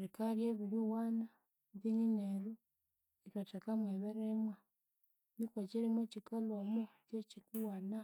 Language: Konzo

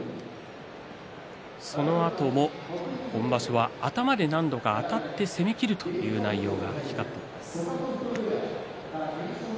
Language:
Japanese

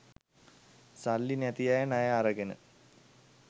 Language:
Sinhala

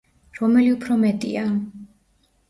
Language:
Georgian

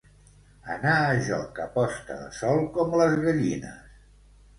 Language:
Catalan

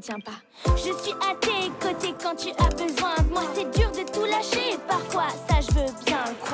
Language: French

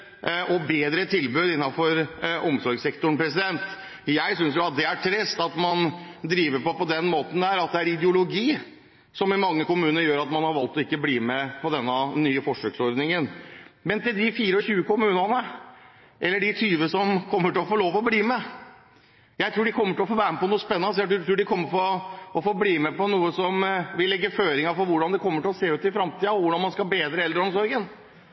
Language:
Norwegian Bokmål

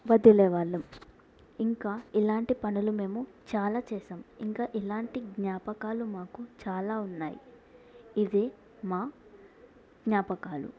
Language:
Telugu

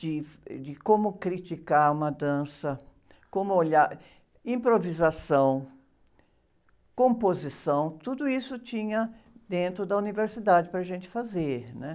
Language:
Portuguese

